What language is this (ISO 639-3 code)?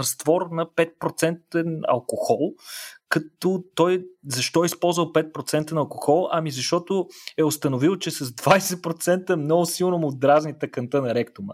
bul